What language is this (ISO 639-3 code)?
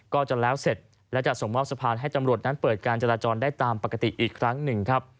tha